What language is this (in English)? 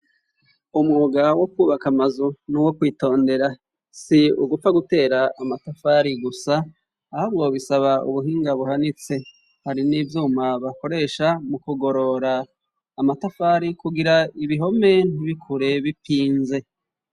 Rundi